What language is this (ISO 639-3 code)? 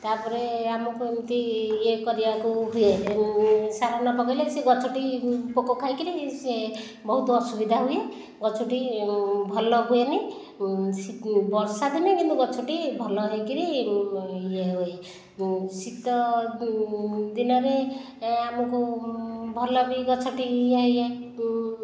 ori